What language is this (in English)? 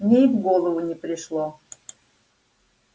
Russian